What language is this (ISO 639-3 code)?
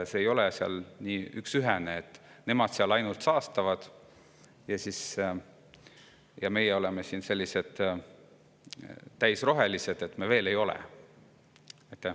est